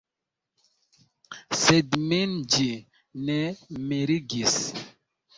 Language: Esperanto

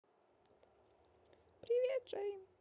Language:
Russian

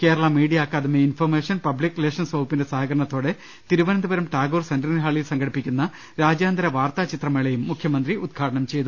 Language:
Malayalam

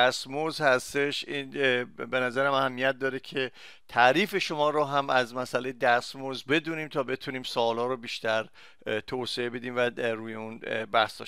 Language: Persian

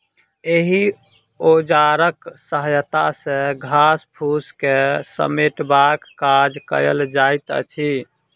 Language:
Maithili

